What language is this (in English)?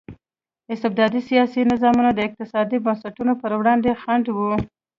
Pashto